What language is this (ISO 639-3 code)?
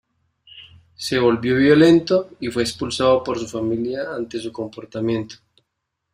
spa